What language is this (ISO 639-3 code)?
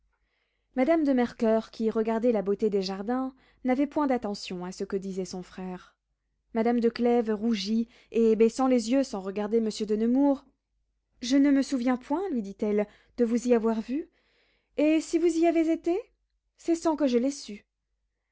fra